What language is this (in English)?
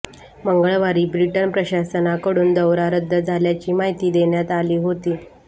Marathi